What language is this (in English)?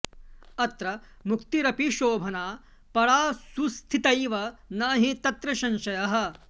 Sanskrit